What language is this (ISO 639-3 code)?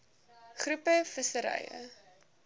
afr